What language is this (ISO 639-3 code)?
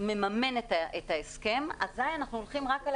heb